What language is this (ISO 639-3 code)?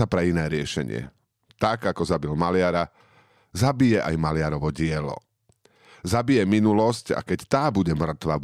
slk